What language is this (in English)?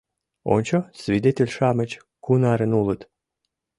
Mari